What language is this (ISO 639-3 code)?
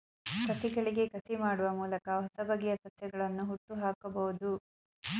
kan